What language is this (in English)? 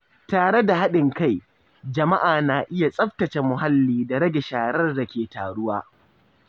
Hausa